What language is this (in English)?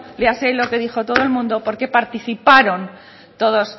Spanish